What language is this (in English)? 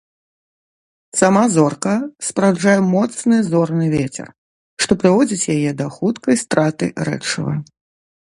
Belarusian